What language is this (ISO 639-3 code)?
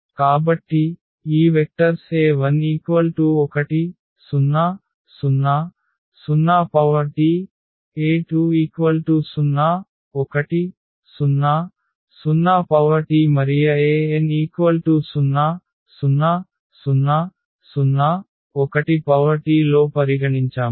tel